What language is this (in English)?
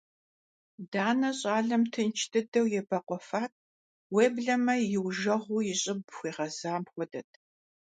Kabardian